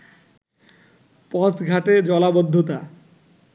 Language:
Bangla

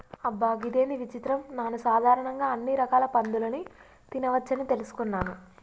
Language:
Telugu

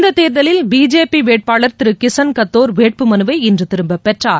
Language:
Tamil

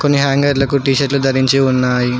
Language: Telugu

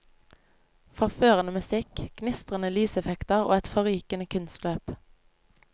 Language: Norwegian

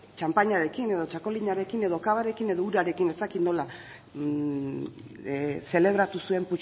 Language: Basque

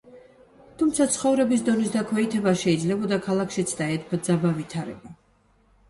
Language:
Georgian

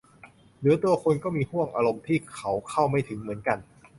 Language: Thai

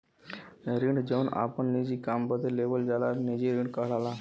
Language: Bhojpuri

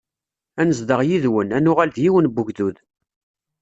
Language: Kabyle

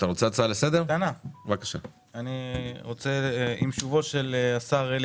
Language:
Hebrew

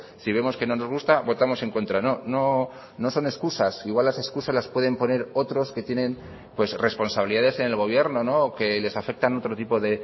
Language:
Spanish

